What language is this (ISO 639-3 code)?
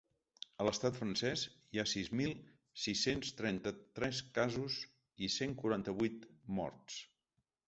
cat